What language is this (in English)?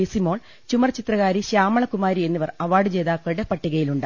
Malayalam